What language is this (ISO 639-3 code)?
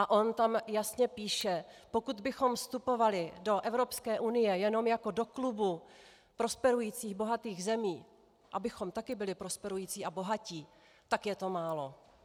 ces